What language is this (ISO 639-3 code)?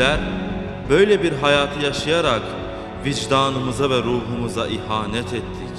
tur